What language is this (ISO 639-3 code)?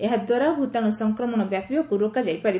ori